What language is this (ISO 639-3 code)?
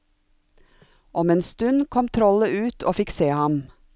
nor